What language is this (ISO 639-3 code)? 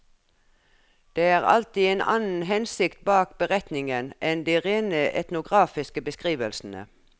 nor